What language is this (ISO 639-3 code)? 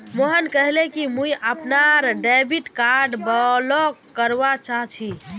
mag